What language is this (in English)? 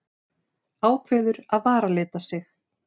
Icelandic